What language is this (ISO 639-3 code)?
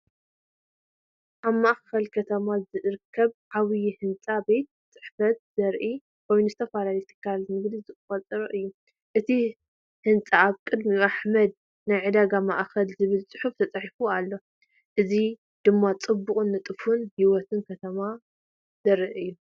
tir